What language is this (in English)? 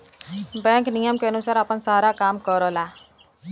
Bhojpuri